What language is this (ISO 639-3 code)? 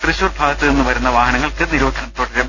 mal